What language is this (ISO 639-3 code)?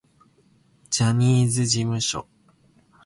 jpn